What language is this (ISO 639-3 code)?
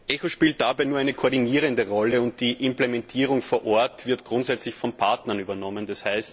deu